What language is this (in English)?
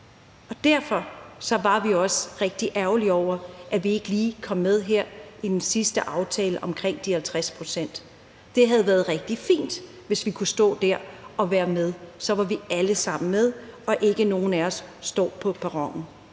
Danish